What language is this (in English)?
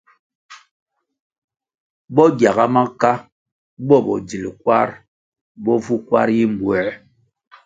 Kwasio